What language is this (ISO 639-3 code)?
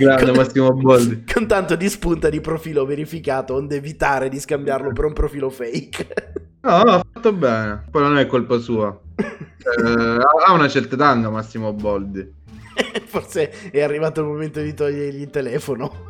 ita